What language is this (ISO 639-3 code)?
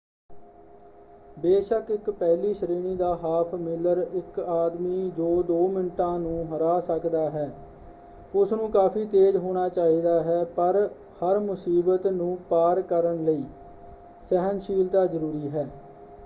pan